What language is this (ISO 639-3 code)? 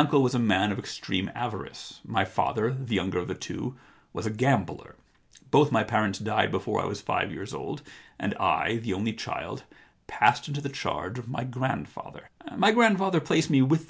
eng